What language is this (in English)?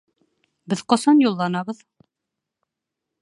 Bashkir